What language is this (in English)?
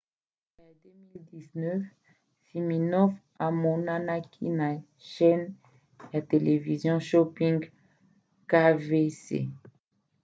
Lingala